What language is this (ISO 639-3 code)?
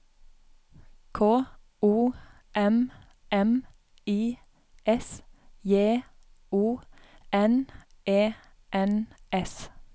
nor